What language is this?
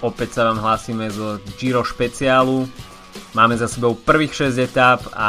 Slovak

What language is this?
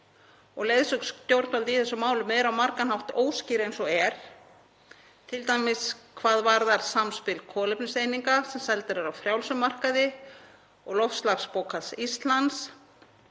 Icelandic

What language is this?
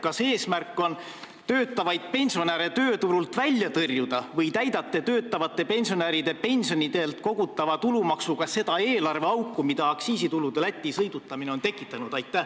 Estonian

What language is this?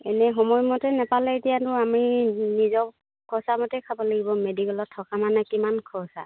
Assamese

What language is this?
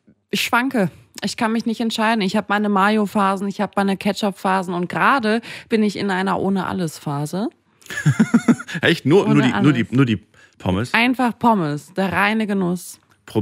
German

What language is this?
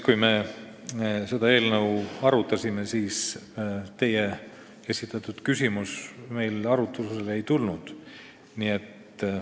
Estonian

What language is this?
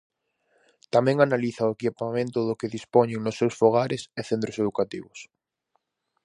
Galician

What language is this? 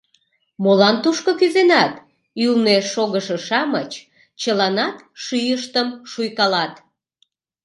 Mari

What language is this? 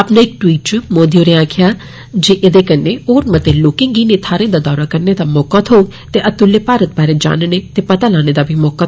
Dogri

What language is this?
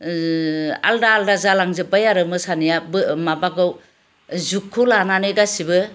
Bodo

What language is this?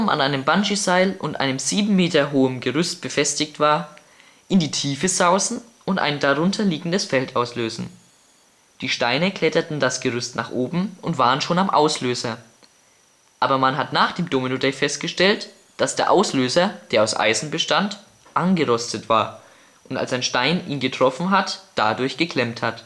German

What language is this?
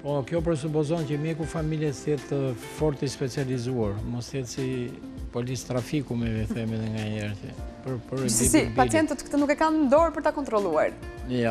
Romanian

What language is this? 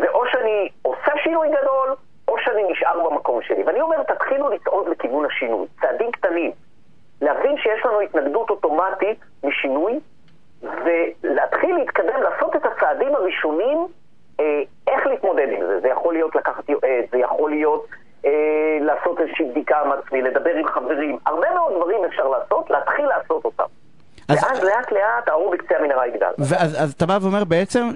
Hebrew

